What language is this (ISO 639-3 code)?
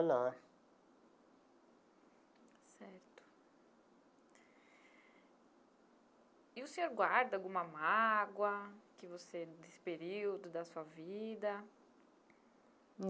por